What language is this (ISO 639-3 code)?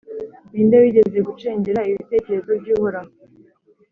kin